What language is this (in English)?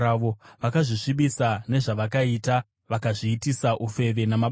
Shona